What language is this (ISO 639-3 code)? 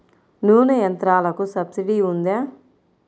tel